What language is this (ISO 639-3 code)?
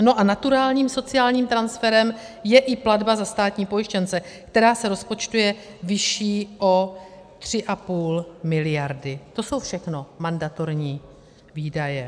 ces